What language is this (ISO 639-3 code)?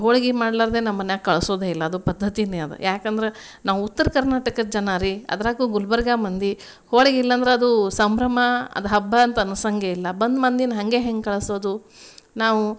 kan